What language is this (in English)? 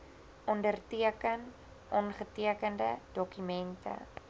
Afrikaans